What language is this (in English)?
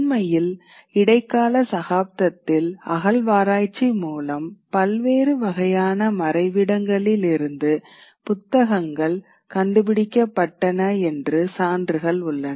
Tamil